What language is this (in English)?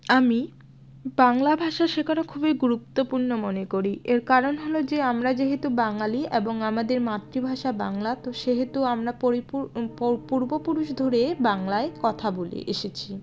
Bangla